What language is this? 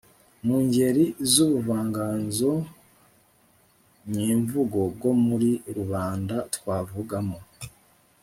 Kinyarwanda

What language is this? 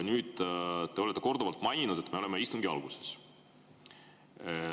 Estonian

